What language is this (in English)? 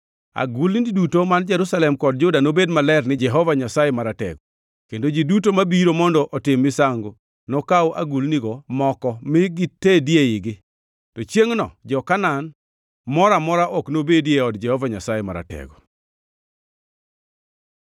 Luo (Kenya and Tanzania)